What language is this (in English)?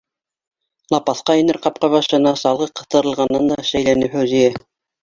Bashkir